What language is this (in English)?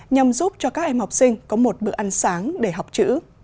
Vietnamese